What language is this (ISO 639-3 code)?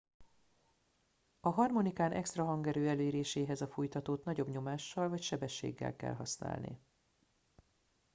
hun